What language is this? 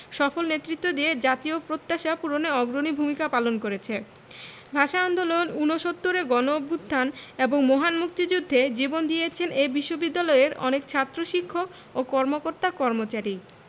Bangla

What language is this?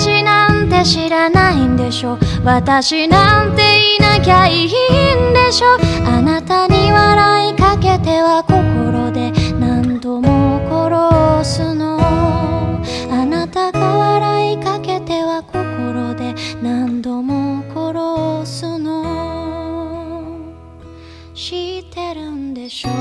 Korean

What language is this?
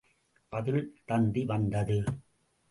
Tamil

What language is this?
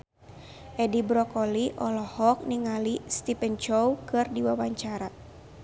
Sundanese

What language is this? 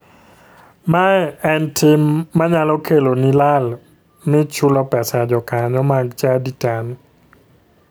Luo (Kenya and Tanzania)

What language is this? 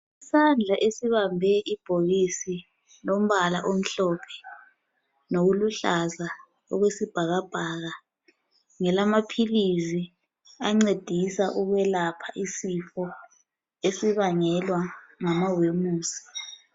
North Ndebele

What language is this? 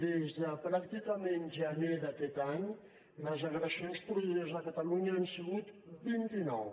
Catalan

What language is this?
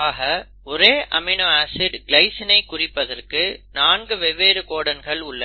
Tamil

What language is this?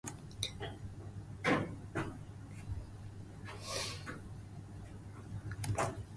Japanese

